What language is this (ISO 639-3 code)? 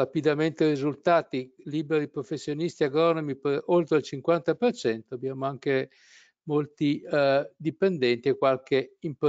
ita